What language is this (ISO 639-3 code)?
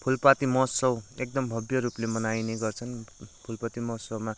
nep